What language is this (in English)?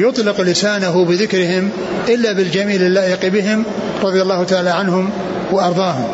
Arabic